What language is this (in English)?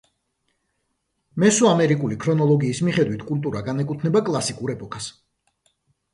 Georgian